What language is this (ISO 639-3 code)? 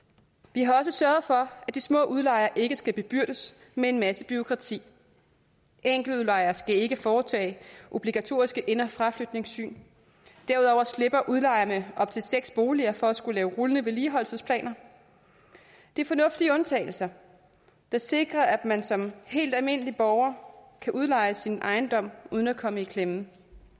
dan